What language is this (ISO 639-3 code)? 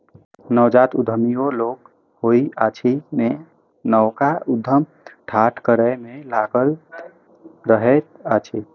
mai